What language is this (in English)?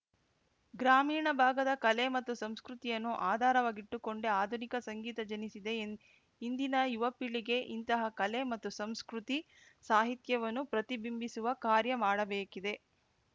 Kannada